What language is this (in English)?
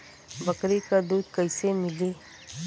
Bhojpuri